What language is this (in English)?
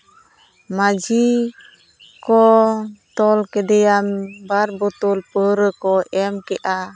Santali